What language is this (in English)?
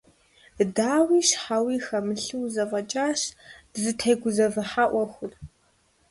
Kabardian